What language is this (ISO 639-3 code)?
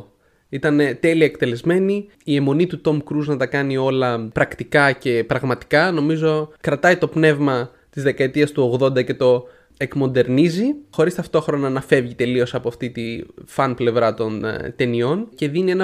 ell